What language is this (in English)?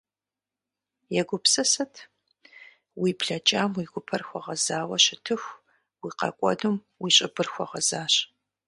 Kabardian